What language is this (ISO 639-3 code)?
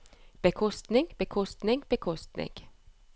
nor